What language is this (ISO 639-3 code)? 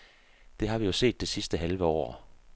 dan